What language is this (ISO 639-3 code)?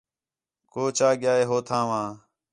xhe